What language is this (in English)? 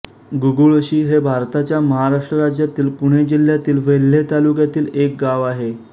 Marathi